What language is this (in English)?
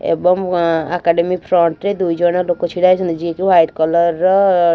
Odia